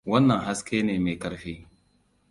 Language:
Hausa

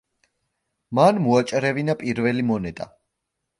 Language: Georgian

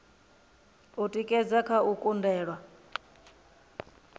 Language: Venda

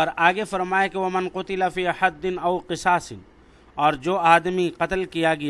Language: Urdu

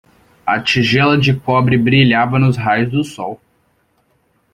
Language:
Portuguese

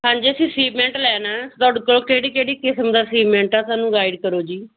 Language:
Punjabi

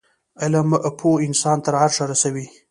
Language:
Pashto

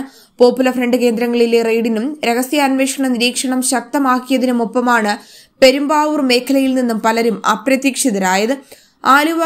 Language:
Turkish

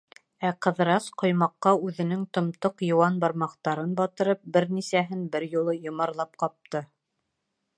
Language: Bashkir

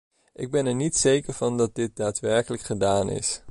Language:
Dutch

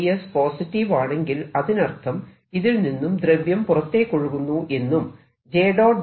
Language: Malayalam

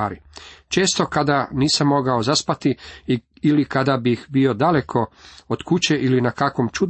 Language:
Croatian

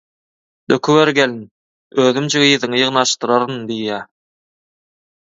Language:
Turkmen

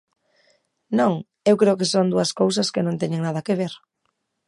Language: Galician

